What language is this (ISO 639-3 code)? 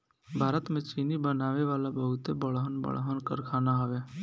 bho